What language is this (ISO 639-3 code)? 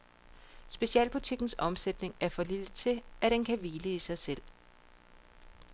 dan